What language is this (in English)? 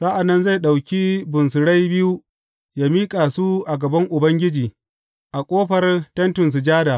Hausa